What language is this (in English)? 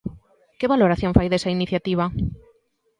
Galician